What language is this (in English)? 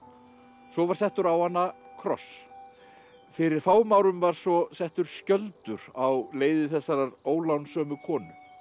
Icelandic